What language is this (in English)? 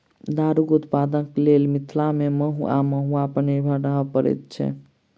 Maithili